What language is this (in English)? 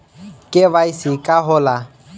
Bhojpuri